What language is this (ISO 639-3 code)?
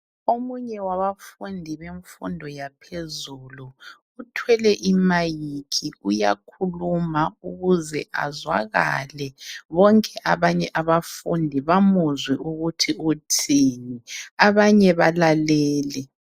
nde